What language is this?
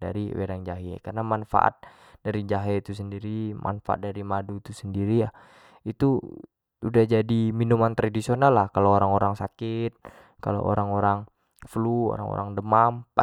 Jambi Malay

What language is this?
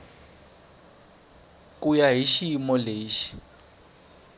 Tsonga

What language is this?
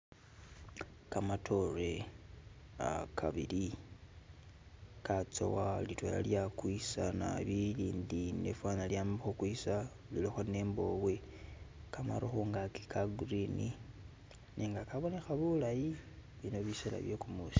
Masaaba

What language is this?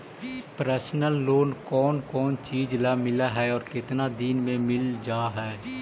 Magahi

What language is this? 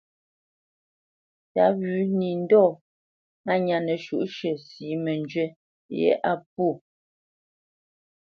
Bamenyam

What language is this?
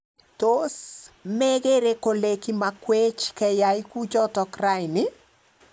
Kalenjin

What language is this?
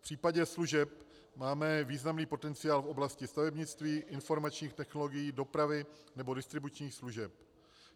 Czech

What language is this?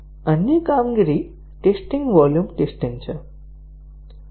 Gujarati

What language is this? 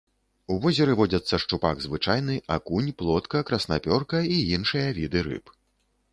Belarusian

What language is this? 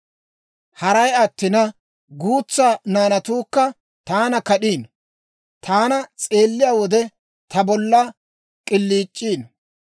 Dawro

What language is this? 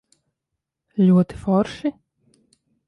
Latvian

